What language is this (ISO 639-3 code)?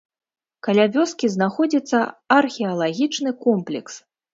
bel